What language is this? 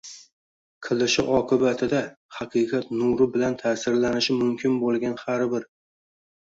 Uzbek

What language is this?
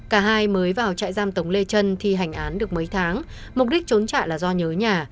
Vietnamese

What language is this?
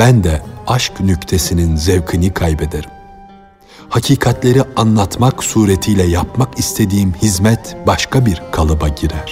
Turkish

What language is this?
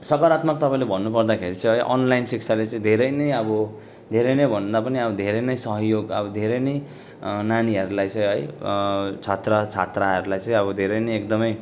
Nepali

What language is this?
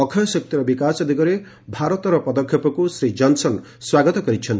Odia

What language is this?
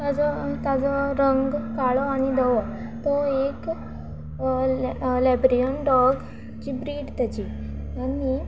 Konkani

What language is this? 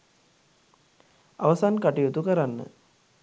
Sinhala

